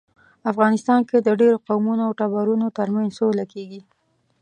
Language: Pashto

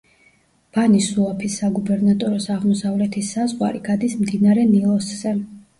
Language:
Georgian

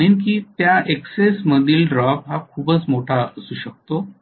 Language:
Marathi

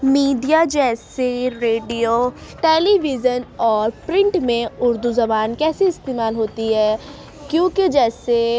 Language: Urdu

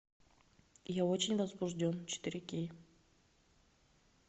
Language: Russian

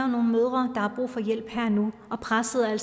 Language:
Danish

